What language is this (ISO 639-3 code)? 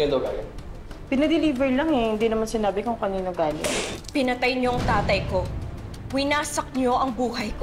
fil